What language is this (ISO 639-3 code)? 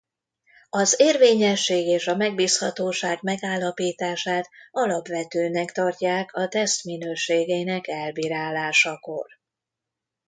hun